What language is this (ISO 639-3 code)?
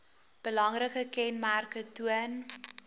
afr